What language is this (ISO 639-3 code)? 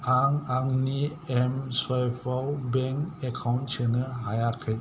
brx